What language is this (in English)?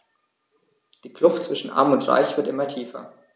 German